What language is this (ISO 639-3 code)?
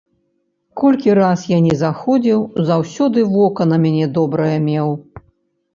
bel